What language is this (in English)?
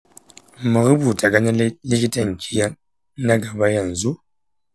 Hausa